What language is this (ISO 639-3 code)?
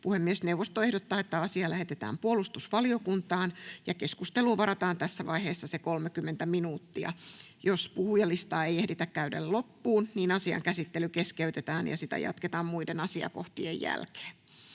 fin